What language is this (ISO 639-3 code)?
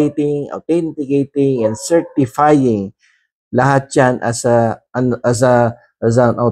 fil